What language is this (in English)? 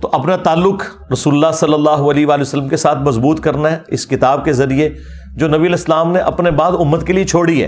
Urdu